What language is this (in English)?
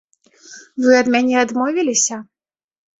Belarusian